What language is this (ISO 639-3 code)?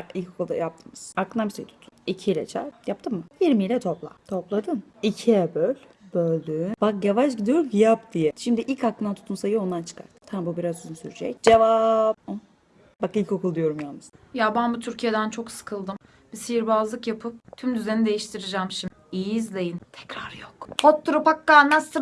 tur